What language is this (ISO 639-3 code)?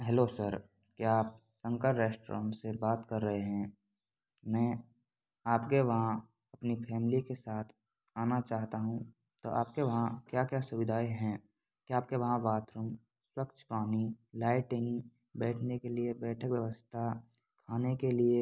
hin